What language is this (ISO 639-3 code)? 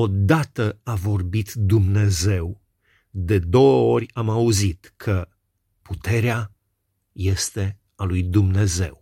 ron